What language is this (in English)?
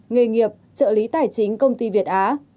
Vietnamese